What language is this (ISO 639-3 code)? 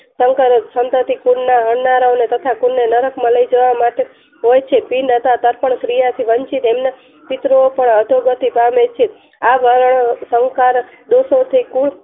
guj